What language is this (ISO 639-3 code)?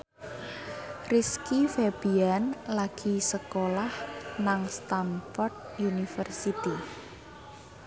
jav